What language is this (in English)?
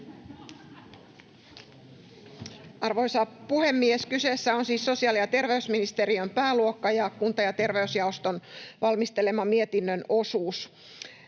Finnish